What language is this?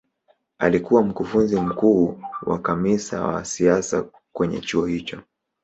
Swahili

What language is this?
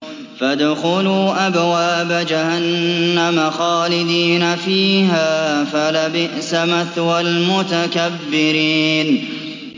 Arabic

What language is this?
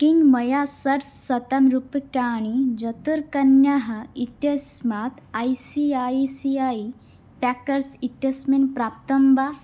Sanskrit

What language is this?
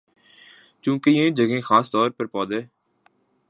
Urdu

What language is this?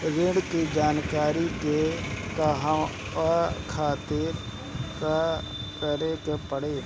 Bhojpuri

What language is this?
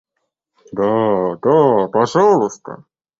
Russian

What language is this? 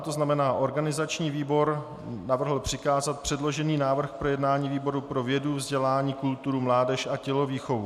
Czech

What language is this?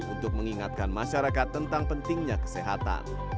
Indonesian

